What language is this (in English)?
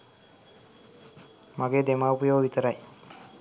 Sinhala